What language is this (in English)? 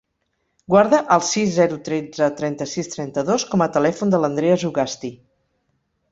Catalan